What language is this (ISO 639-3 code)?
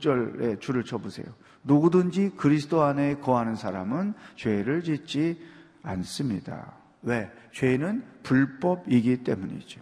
kor